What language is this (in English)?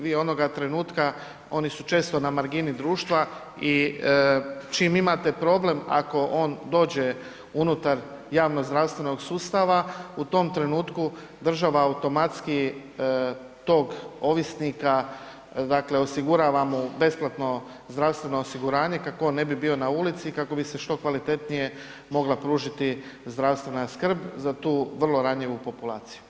Croatian